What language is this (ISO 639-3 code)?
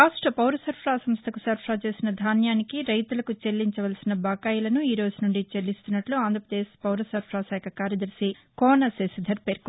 tel